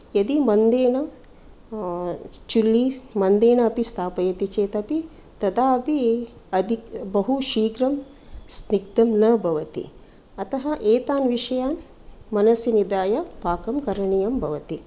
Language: Sanskrit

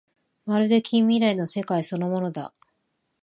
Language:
Japanese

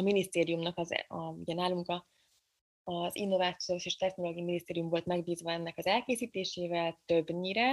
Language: Hungarian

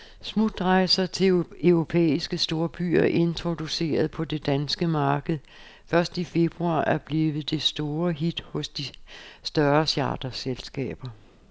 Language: Danish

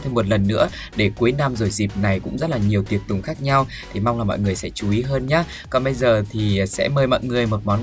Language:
Vietnamese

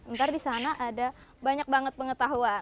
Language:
Indonesian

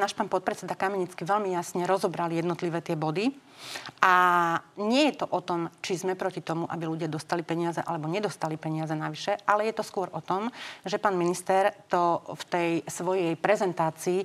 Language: Slovak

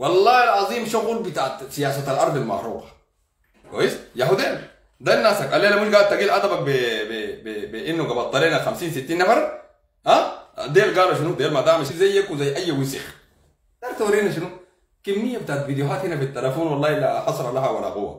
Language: Arabic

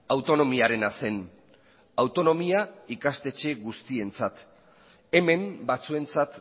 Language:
Basque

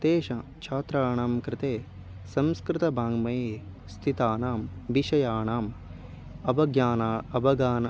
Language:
Sanskrit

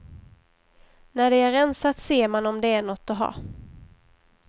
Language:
Swedish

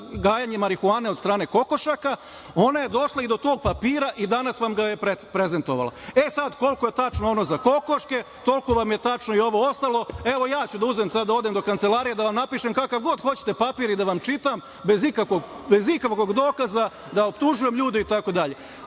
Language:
Serbian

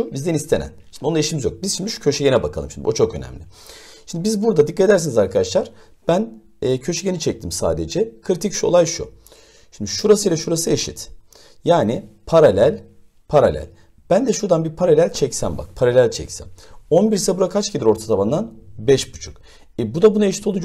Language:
Turkish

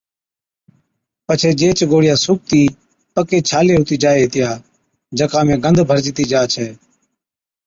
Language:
Od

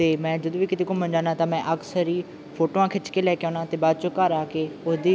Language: Punjabi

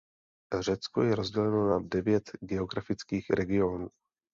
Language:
Czech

